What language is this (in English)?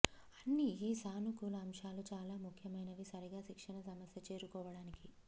Telugu